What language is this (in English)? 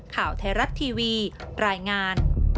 Thai